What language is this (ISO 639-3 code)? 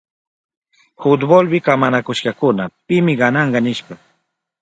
qup